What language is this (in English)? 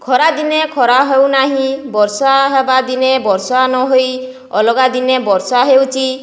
Odia